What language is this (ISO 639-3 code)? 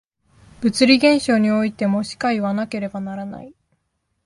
jpn